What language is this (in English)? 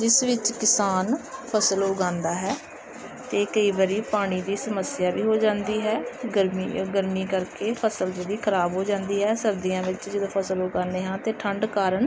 Punjabi